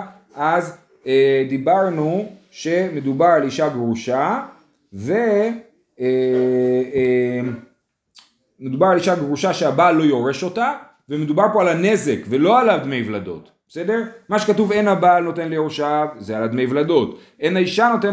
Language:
Hebrew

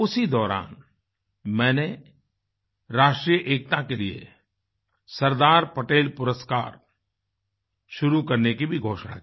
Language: Hindi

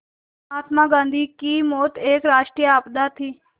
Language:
Hindi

